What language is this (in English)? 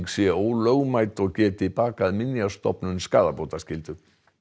Icelandic